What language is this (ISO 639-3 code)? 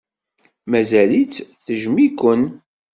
kab